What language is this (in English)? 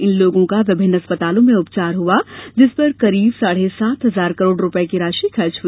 Hindi